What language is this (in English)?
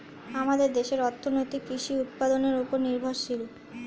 Bangla